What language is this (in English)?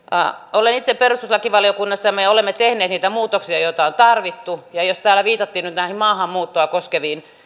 Finnish